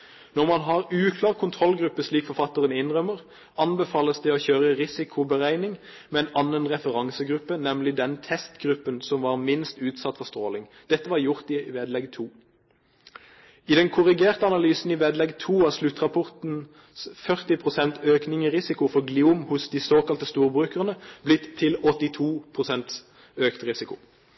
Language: Norwegian Bokmål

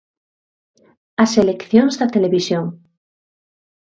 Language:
Galician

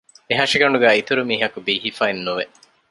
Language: Divehi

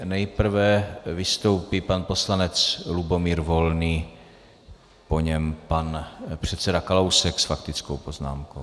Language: Czech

